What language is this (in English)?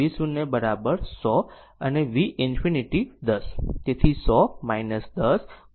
Gujarati